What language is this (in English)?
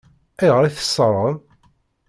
Kabyle